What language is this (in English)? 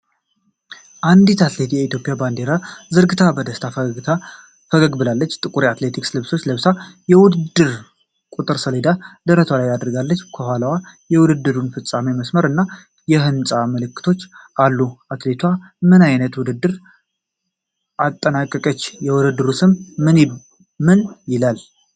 Amharic